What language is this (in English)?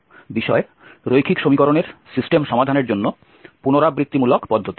Bangla